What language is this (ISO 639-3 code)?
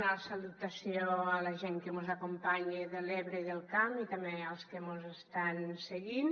cat